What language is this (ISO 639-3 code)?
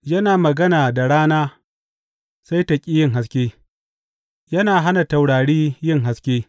hau